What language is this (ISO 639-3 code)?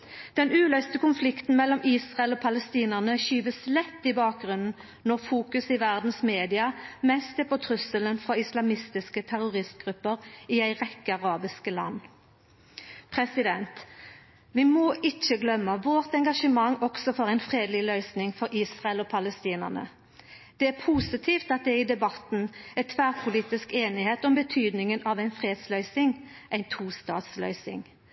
nno